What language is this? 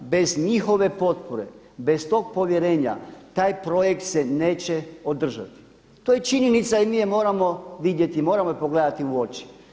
Croatian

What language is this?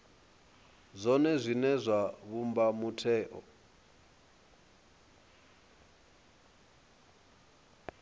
Venda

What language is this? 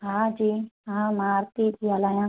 Sindhi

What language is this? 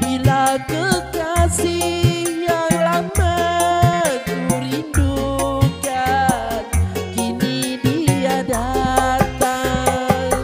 Malay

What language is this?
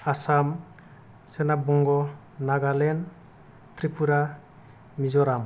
Bodo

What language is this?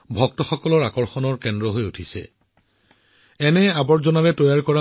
Assamese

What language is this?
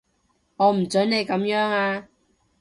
Cantonese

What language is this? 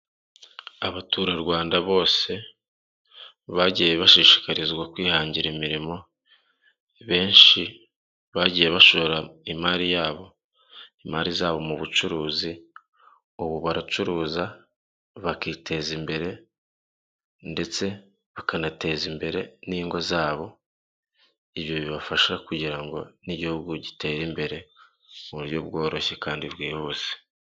Kinyarwanda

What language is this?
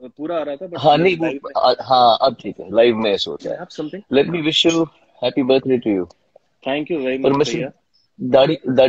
Hindi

